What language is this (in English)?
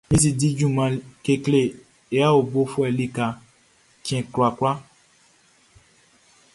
Baoulé